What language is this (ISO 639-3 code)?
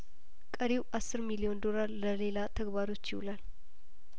amh